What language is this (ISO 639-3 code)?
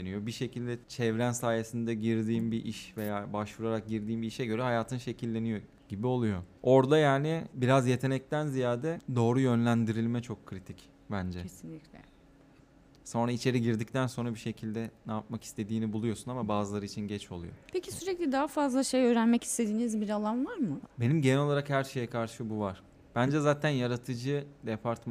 tur